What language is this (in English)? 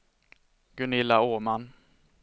Swedish